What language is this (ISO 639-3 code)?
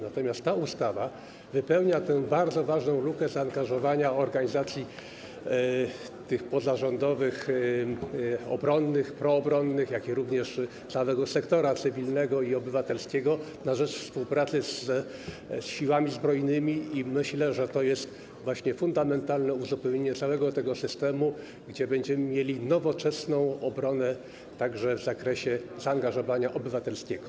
pol